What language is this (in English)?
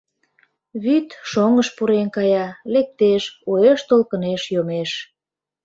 Mari